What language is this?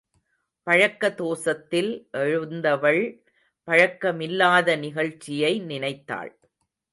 Tamil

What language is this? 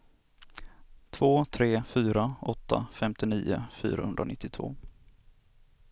Swedish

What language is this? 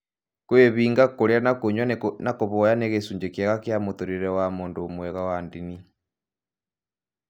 Kikuyu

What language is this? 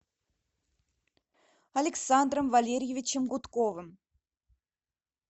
Russian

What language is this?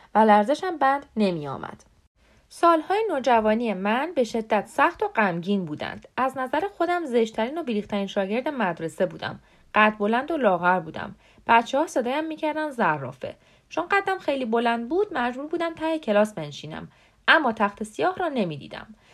Persian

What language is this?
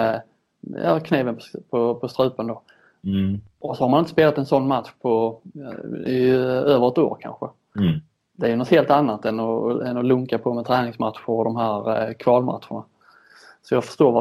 Swedish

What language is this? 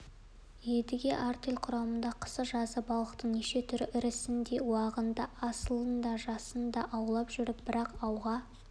Kazakh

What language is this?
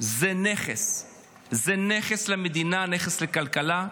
Hebrew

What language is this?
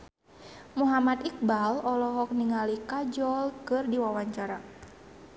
Sundanese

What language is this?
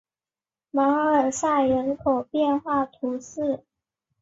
Chinese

